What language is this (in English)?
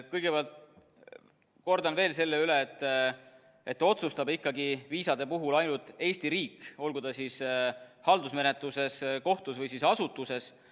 Estonian